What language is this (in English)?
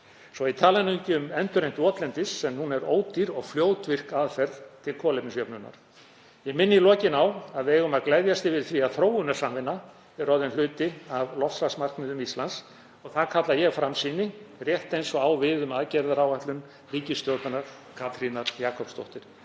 Icelandic